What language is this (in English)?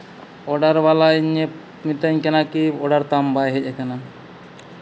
Santali